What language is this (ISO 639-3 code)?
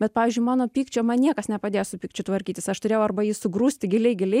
lit